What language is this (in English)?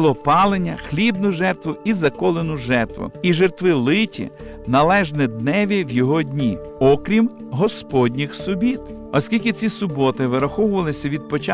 Ukrainian